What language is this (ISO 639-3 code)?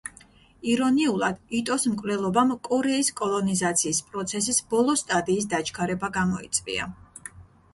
kat